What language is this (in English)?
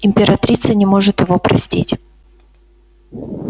Russian